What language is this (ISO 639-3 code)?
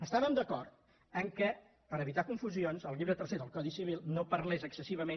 cat